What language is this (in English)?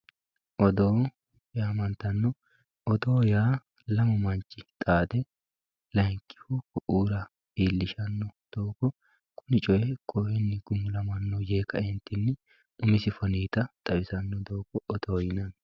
Sidamo